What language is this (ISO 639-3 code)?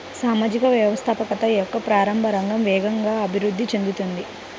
tel